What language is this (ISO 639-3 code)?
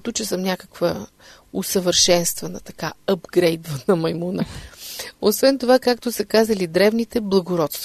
bul